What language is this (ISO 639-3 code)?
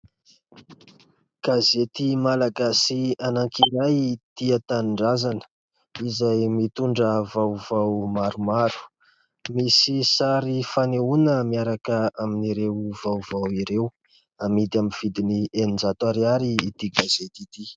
mlg